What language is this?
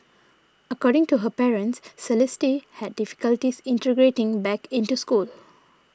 English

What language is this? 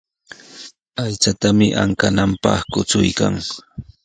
Sihuas Ancash Quechua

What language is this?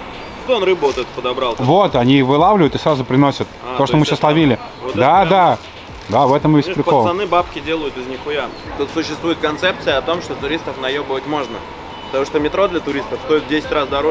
Russian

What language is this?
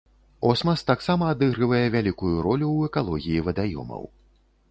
Belarusian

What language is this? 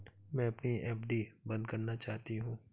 Hindi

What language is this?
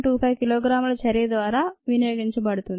Telugu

